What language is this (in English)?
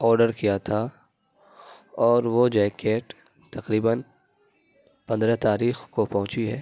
Urdu